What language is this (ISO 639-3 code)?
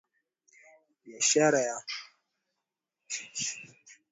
swa